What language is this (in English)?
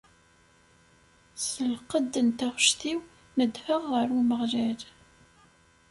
Kabyle